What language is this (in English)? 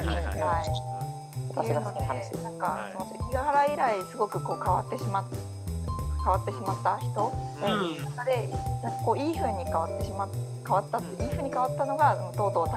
Japanese